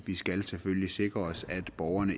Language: Danish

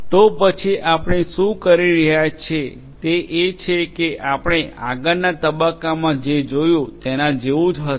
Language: Gujarati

